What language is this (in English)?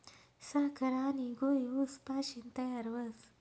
Marathi